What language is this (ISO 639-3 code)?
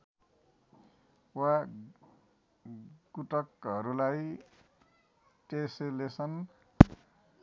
nep